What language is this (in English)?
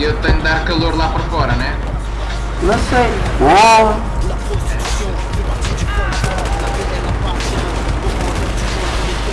Portuguese